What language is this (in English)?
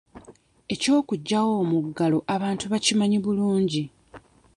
Ganda